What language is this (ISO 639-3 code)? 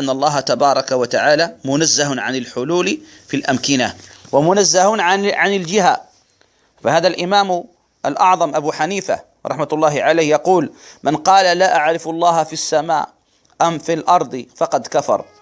ara